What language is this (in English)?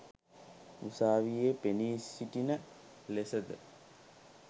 Sinhala